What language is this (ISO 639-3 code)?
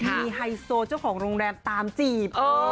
tha